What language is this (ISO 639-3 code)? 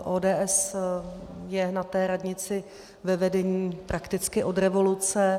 ces